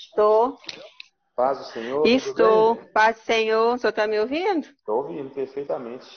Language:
Portuguese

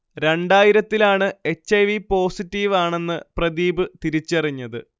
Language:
Malayalam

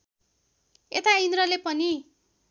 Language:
Nepali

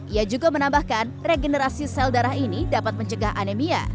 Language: Indonesian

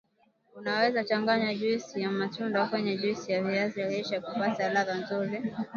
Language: Swahili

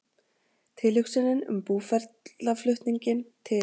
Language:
Icelandic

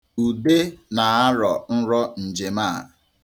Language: Igbo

